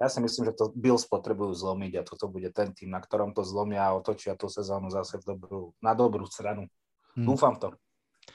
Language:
Slovak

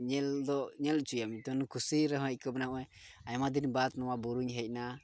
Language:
Santali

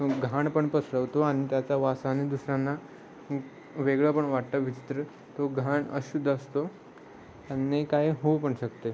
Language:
Marathi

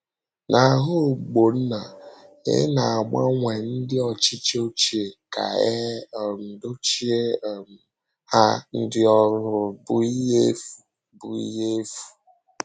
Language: Igbo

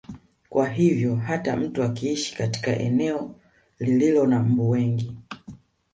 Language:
Swahili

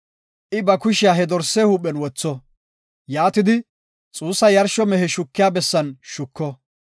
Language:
Gofa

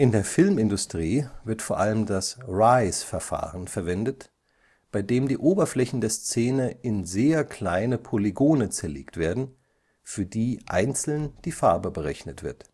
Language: German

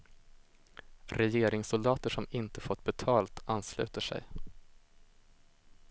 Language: Swedish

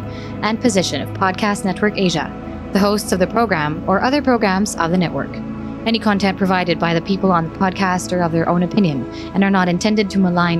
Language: Filipino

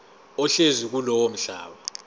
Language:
Zulu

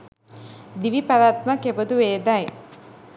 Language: Sinhala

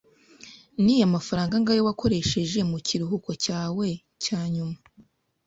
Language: Kinyarwanda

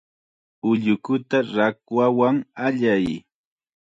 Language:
Chiquián Ancash Quechua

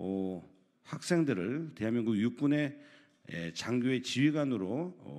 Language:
Korean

